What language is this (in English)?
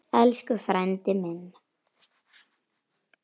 Icelandic